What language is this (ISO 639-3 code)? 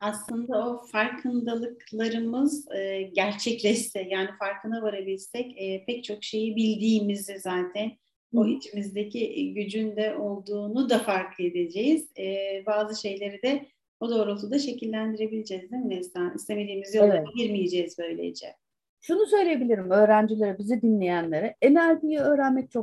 tur